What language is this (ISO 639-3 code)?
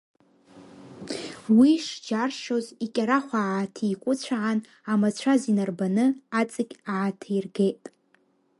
abk